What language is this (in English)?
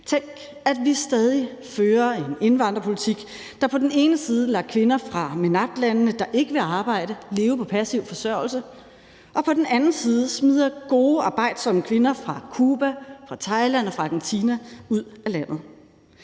Danish